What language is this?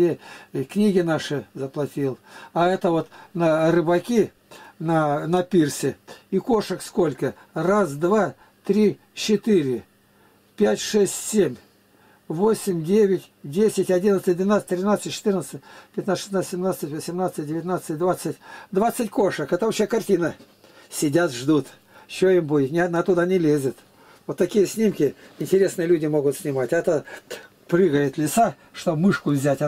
Russian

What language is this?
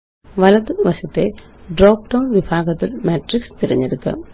Malayalam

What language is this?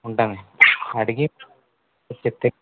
Telugu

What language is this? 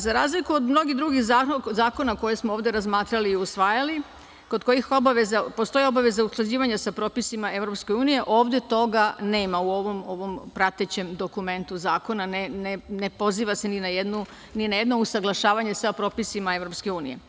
Serbian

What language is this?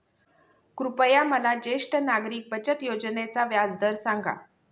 Marathi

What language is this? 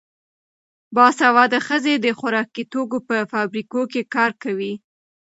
Pashto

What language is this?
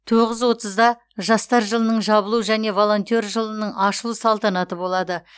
Kazakh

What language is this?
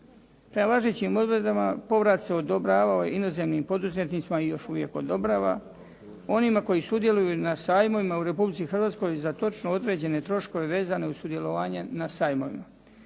Croatian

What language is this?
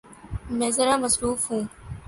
Urdu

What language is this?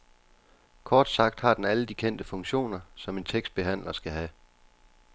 Danish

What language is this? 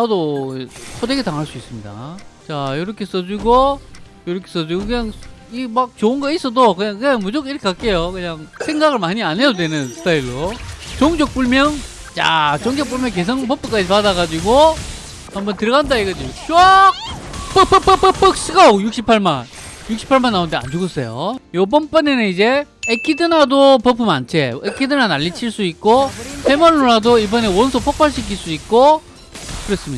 Korean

